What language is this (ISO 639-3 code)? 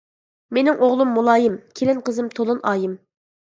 uig